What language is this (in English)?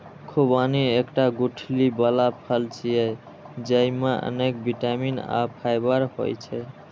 Maithili